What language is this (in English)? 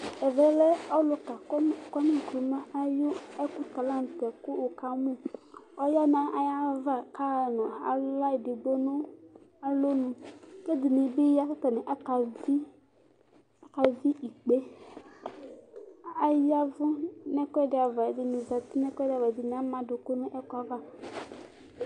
Ikposo